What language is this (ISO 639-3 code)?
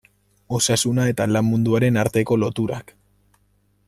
eus